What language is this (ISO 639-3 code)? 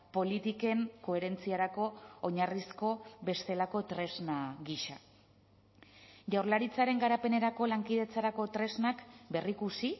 eus